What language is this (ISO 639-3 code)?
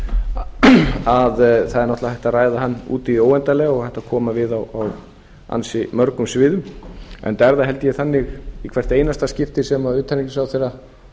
isl